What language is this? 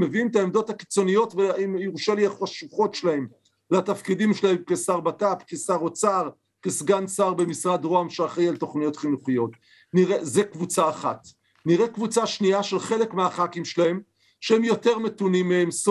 Hebrew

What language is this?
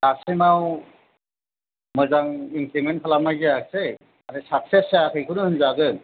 Bodo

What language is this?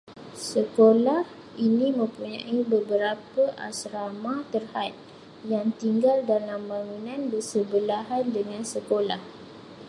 Malay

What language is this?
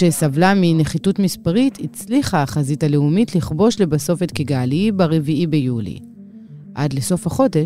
Hebrew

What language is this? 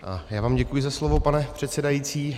Czech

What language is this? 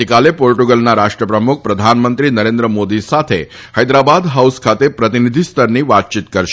Gujarati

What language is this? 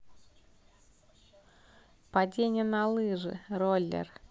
Russian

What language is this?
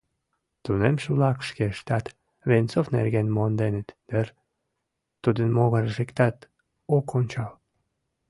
Mari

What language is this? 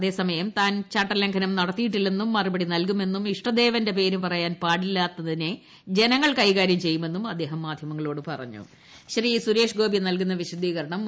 Malayalam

